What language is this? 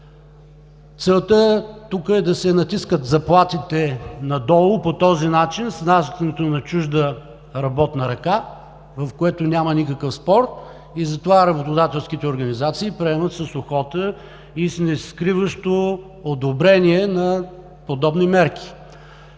Bulgarian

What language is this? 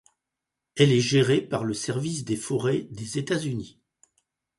French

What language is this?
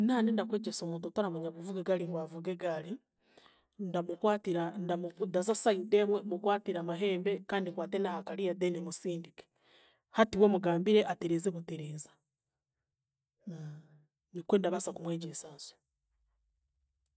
Chiga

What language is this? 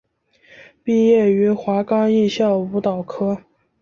Chinese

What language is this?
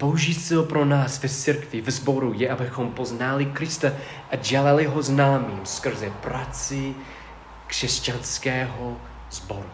Czech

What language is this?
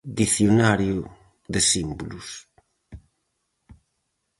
Galician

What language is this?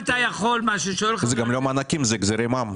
Hebrew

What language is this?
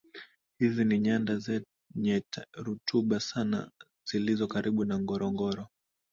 Swahili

